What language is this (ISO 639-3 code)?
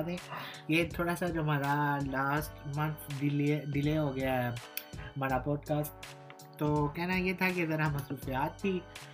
urd